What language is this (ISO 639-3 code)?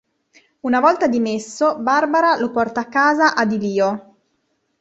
ita